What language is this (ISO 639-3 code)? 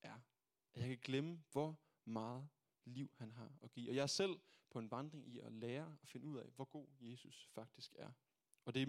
dan